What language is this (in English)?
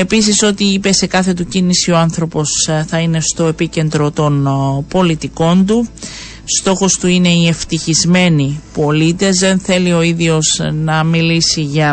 Greek